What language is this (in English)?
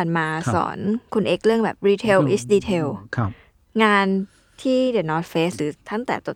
Thai